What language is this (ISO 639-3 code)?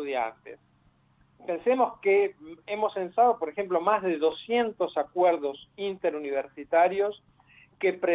spa